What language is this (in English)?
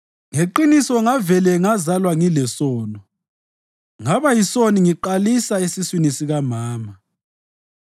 North Ndebele